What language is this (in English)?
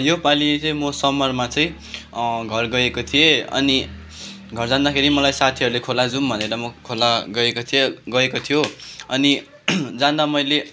Nepali